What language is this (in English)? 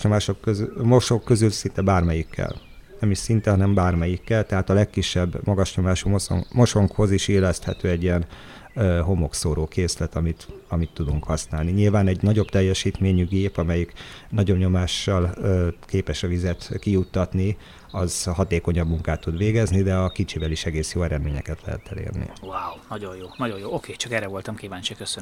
Hungarian